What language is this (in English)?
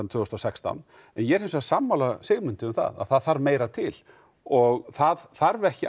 Icelandic